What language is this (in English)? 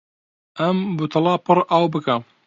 Central Kurdish